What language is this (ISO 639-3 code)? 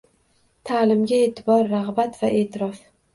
uzb